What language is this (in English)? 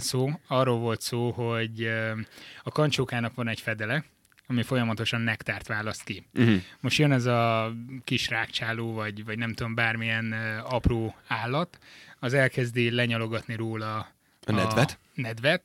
Hungarian